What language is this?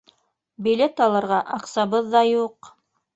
Bashkir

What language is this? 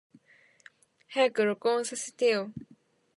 Japanese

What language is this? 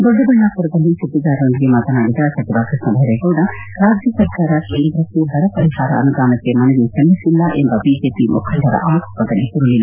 Kannada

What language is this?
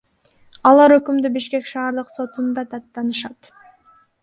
Kyrgyz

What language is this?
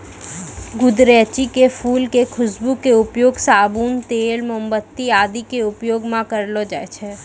Maithili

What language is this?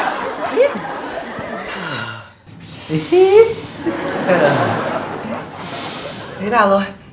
Vietnamese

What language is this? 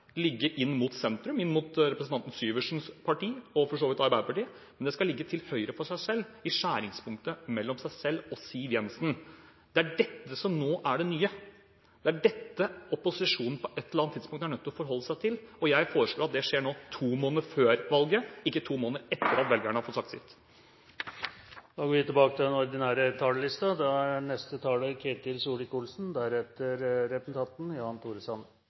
Norwegian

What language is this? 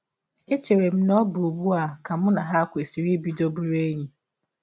Igbo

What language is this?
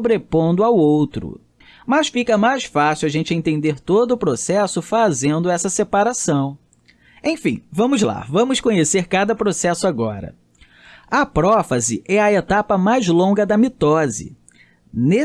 Portuguese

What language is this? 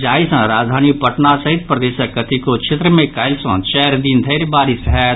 Maithili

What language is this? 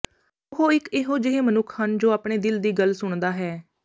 Punjabi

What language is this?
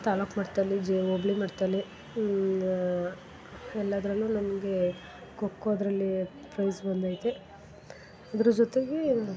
Kannada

